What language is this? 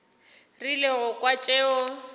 Northern Sotho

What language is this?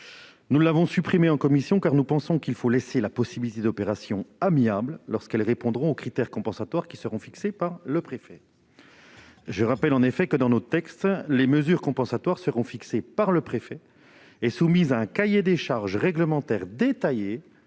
French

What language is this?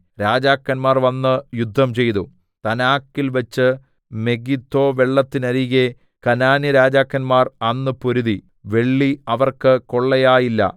Malayalam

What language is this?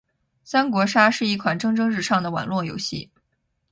Chinese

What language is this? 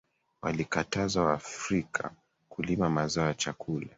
Swahili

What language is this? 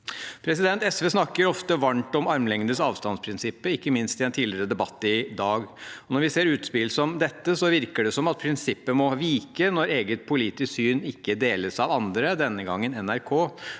Norwegian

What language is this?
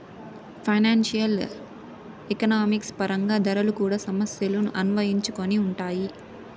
Telugu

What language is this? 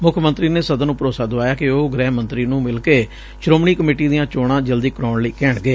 Punjabi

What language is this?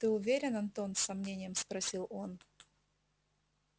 Russian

